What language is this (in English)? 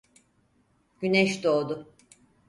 Turkish